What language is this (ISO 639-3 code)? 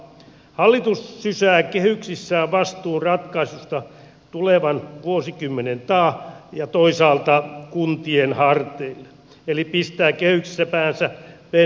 fin